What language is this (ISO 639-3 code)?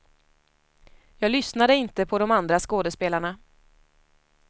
swe